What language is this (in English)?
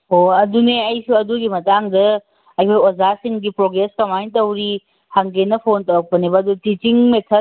Manipuri